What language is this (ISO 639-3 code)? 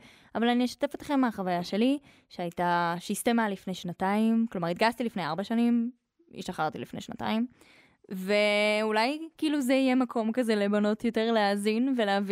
heb